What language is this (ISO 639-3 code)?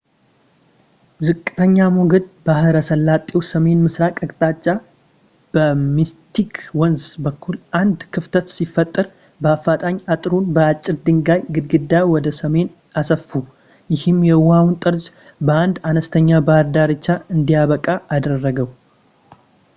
amh